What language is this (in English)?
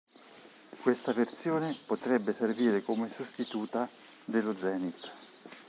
Italian